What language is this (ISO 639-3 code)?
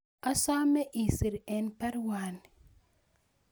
kln